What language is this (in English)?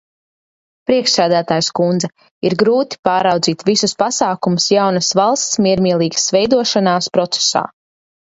Latvian